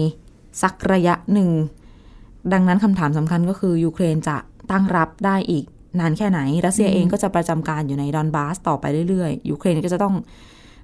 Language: Thai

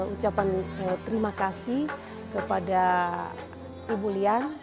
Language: Indonesian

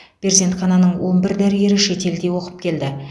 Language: Kazakh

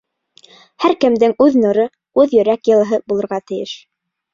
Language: Bashkir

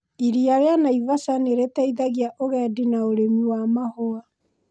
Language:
Kikuyu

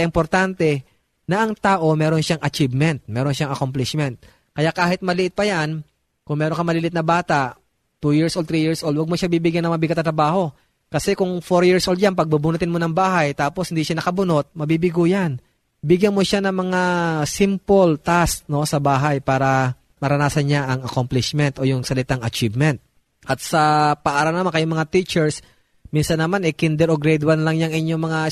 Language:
Filipino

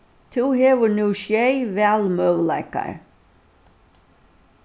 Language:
Faroese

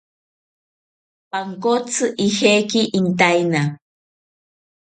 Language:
South Ucayali Ashéninka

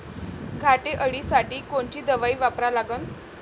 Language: Marathi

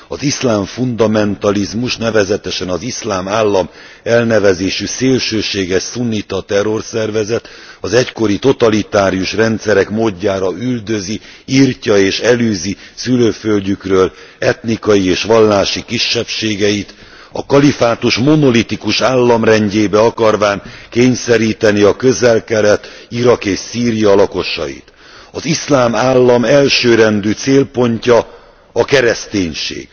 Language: Hungarian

